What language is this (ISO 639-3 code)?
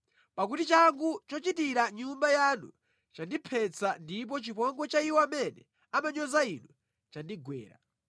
nya